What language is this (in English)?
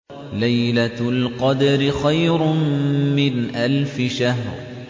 Arabic